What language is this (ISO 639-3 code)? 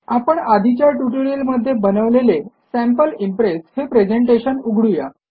mar